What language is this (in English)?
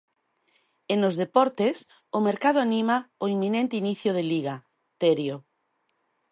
Galician